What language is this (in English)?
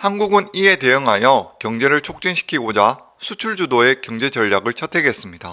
Korean